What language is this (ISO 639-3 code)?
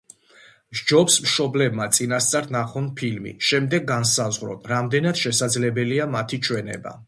kat